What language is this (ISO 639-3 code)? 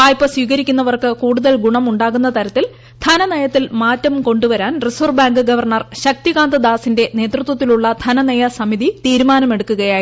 mal